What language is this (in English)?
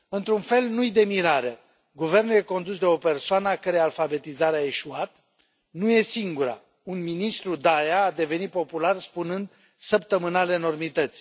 Romanian